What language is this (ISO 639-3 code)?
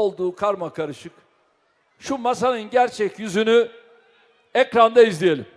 tur